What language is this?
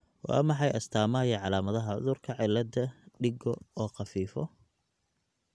Somali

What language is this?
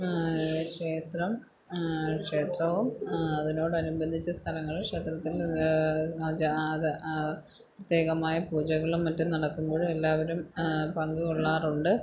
Malayalam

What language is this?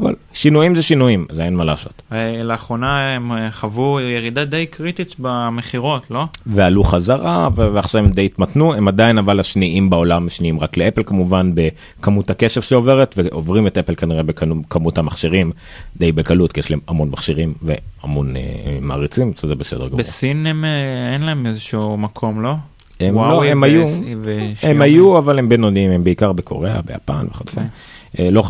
Hebrew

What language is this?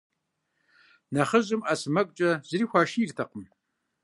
Kabardian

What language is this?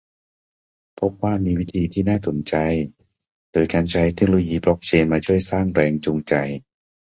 Thai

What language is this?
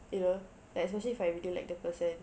English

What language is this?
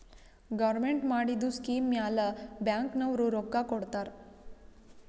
Kannada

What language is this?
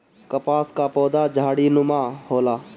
Bhojpuri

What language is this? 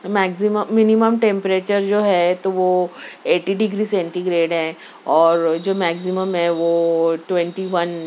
Urdu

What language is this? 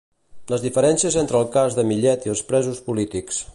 Catalan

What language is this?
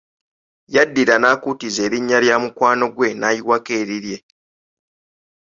Ganda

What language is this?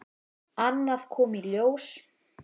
Icelandic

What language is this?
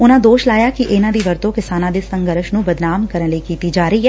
Punjabi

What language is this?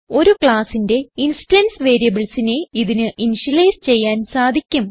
Malayalam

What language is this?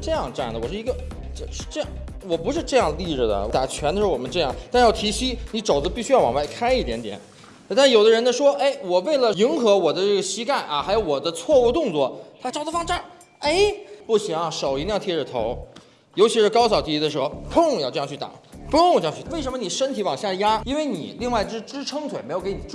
Chinese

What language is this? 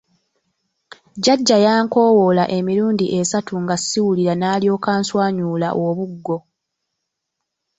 Ganda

